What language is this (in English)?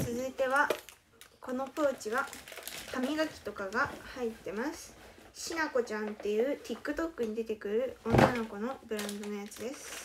Japanese